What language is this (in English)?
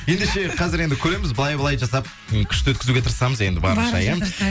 Kazakh